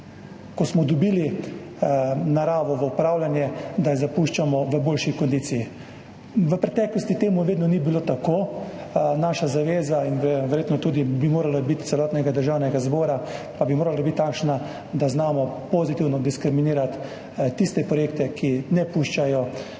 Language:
Slovenian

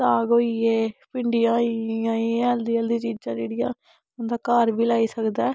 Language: Dogri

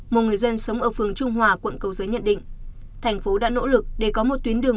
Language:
Vietnamese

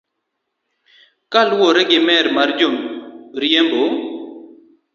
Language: Luo (Kenya and Tanzania)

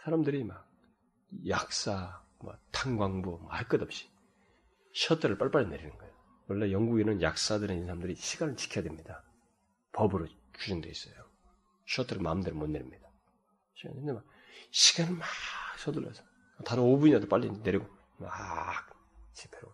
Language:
Korean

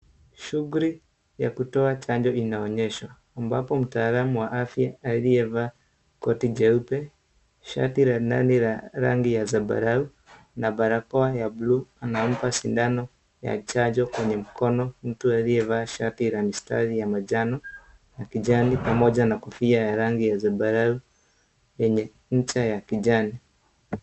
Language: Swahili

